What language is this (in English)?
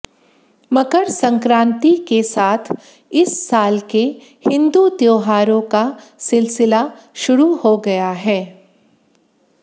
Hindi